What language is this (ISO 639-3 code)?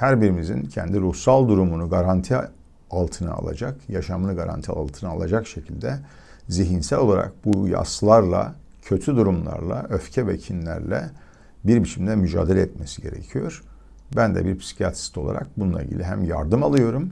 tur